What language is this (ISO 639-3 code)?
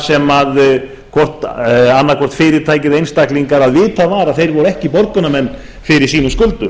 isl